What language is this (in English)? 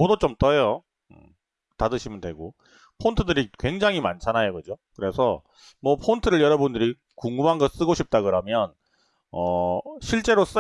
Korean